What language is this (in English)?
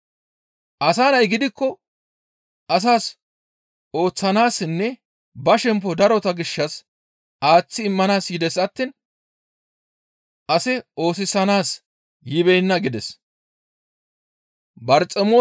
Gamo